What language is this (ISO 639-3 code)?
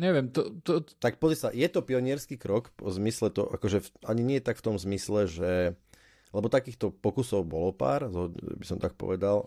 slk